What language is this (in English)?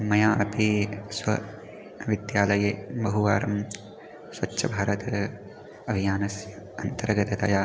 Sanskrit